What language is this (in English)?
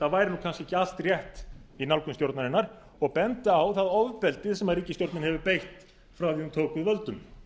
Icelandic